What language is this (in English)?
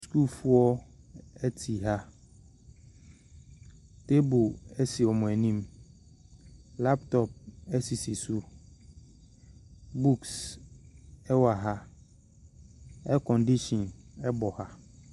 Akan